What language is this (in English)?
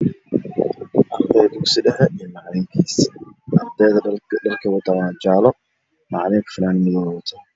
Somali